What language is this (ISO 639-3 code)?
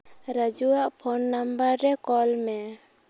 sat